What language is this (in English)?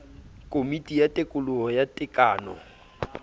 Southern Sotho